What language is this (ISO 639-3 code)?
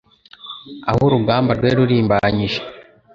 kin